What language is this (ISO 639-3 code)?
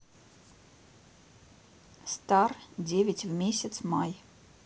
rus